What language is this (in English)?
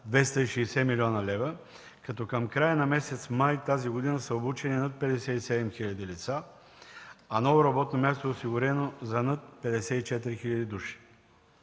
Bulgarian